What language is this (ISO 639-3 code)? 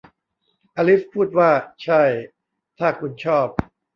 tha